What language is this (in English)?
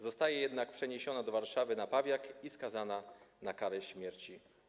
Polish